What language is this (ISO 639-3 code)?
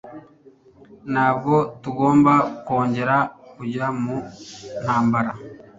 kin